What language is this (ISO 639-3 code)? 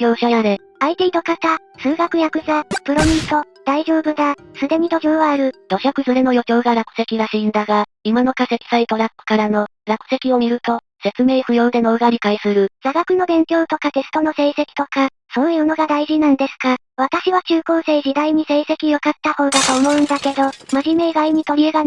jpn